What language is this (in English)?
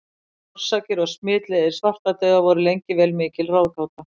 Icelandic